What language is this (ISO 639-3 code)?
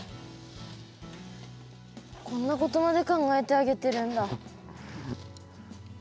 jpn